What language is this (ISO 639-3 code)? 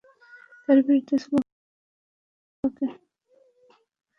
ben